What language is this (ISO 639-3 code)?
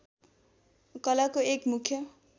nep